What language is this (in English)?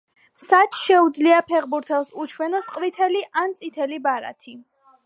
Georgian